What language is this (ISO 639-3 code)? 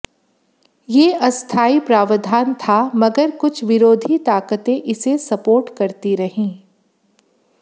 hin